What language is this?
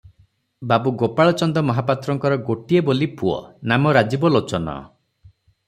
Odia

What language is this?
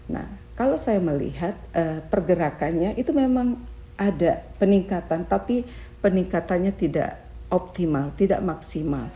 Indonesian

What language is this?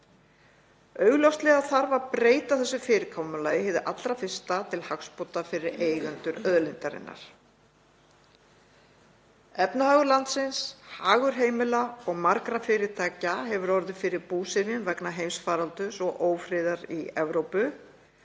Icelandic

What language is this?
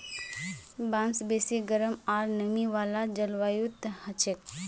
Magahi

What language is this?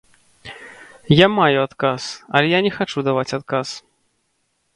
Belarusian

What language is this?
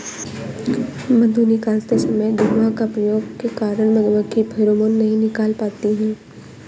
Hindi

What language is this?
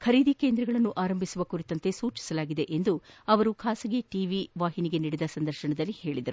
Kannada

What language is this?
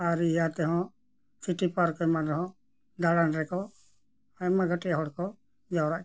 Santali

